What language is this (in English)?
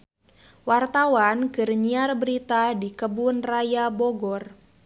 Sundanese